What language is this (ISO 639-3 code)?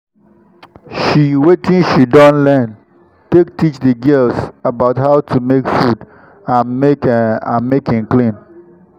pcm